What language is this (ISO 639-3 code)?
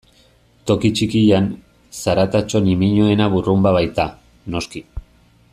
eus